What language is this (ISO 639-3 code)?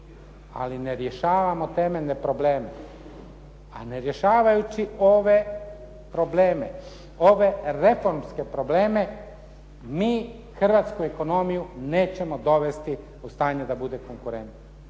hrv